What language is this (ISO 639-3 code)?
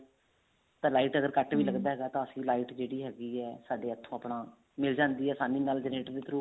pan